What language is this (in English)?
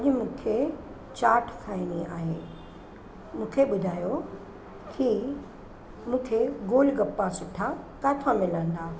Sindhi